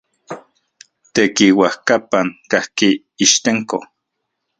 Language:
Central Puebla Nahuatl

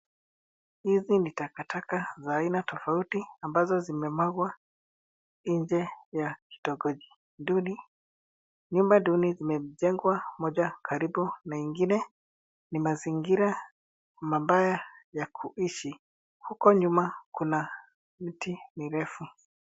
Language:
Swahili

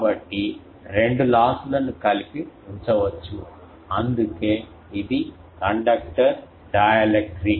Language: Telugu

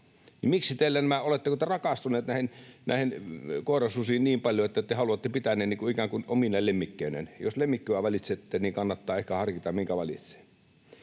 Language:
Finnish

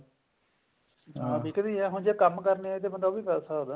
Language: Punjabi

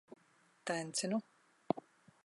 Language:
Latvian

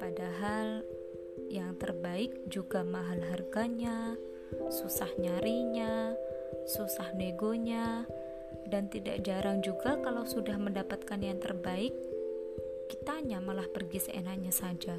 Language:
Indonesian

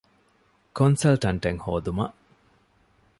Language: Divehi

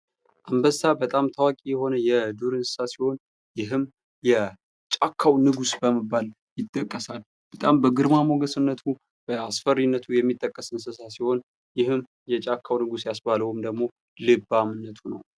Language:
Amharic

